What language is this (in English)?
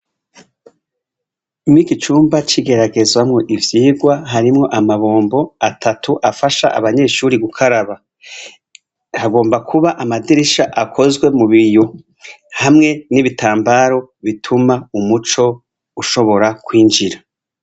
Rundi